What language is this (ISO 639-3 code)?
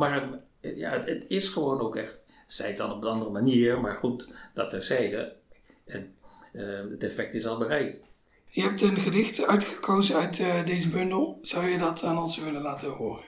nld